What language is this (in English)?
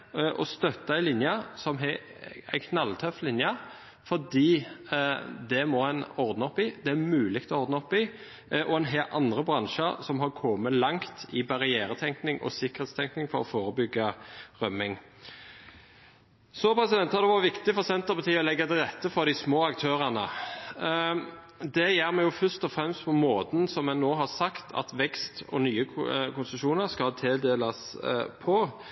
Norwegian Bokmål